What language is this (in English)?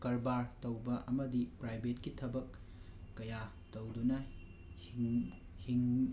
Manipuri